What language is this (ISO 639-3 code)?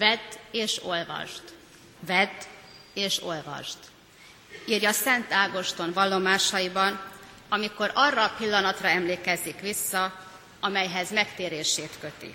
hun